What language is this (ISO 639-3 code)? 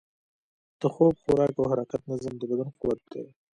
pus